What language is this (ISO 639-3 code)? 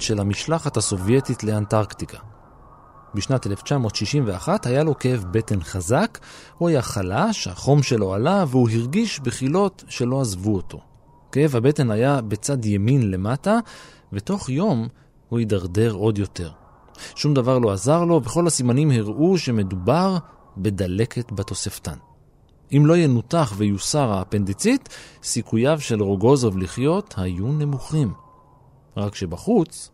heb